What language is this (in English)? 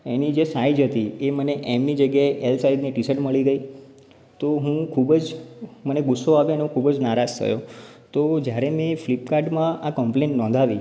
Gujarati